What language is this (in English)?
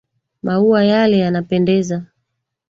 Swahili